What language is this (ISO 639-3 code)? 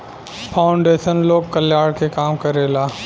bho